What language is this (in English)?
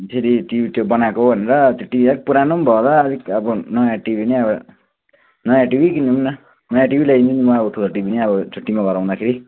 Nepali